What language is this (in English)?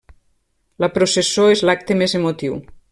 Catalan